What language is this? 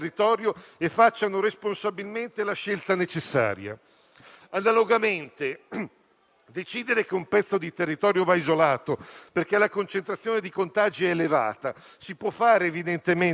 Italian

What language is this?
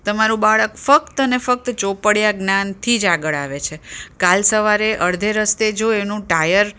Gujarati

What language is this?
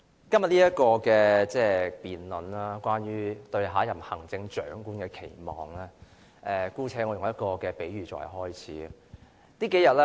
Cantonese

